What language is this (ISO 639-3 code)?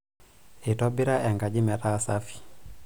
mas